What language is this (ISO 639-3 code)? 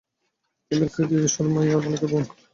ben